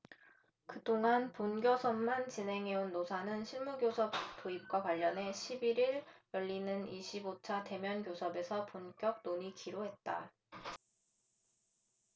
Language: Korean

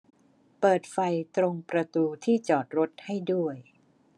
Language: Thai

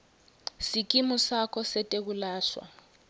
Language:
Swati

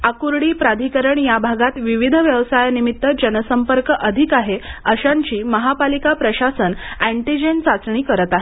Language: Marathi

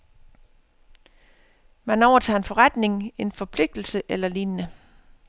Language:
Danish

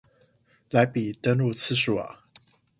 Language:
Chinese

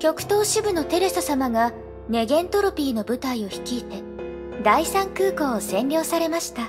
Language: Japanese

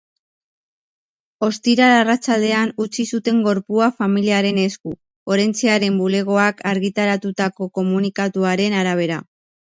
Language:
Basque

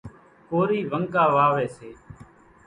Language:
Kachi Koli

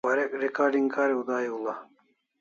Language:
Kalasha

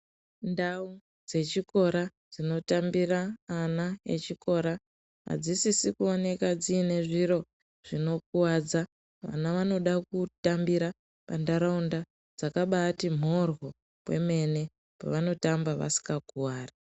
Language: Ndau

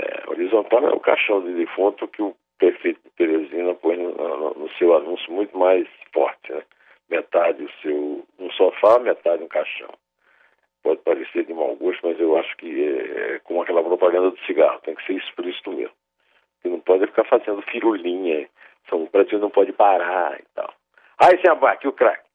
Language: Portuguese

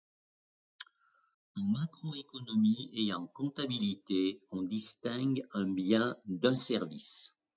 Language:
French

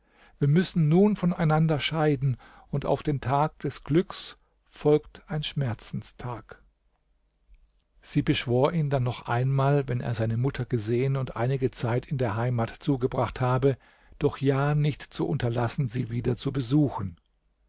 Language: German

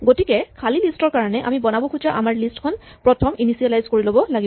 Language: Assamese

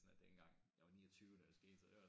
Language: Danish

